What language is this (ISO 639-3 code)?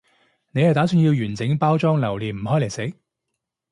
yue